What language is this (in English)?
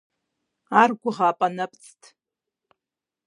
Kabardian